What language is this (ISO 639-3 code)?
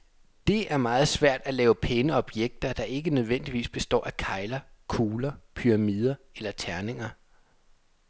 dan